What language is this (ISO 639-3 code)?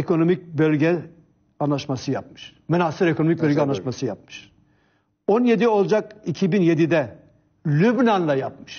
tur